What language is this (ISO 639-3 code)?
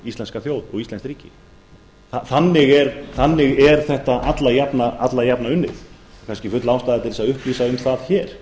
isl